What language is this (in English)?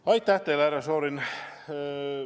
Estonian